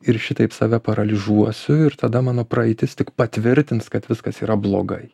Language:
Lithuanian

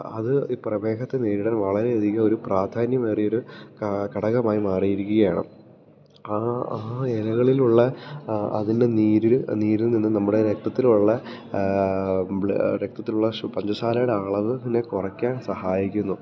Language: Malayalam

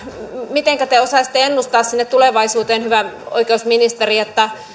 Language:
Finnish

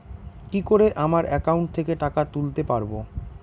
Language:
Bangla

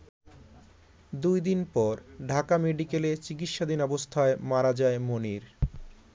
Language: Bangla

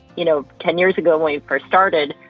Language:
English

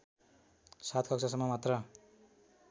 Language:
Nepali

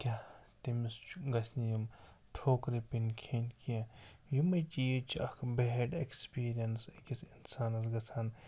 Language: Kashmiri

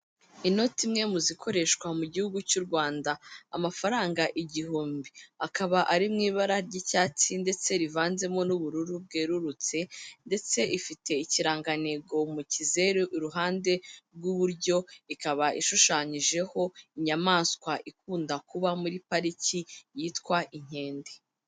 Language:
Kinyarwanda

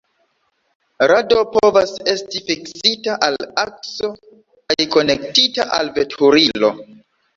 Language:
Esperanto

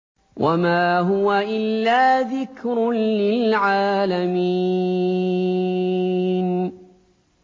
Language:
Arabic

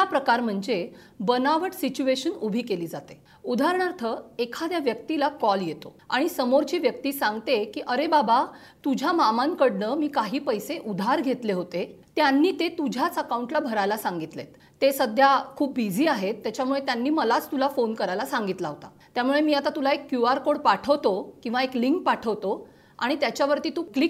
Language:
Marathi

